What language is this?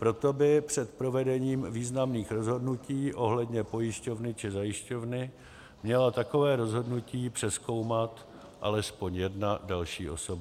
Czech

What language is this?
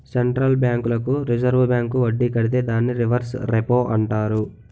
Telugu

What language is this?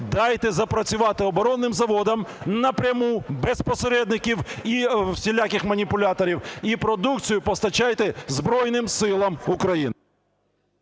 Ukrainian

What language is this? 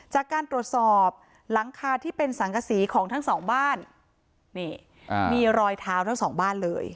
Thai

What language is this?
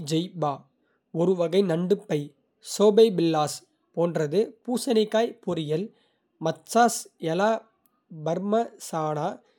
Kota (India)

